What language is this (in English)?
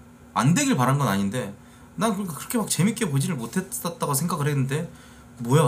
Korean